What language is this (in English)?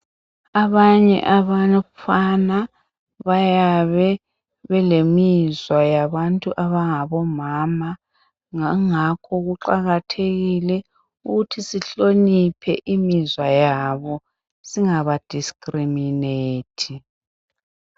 North Ndebele